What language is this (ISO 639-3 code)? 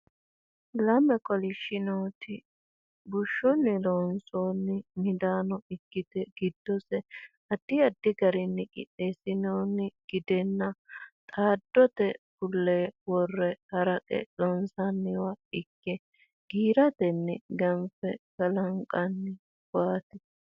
sid